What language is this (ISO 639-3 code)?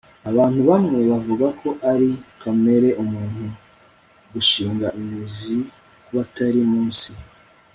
kin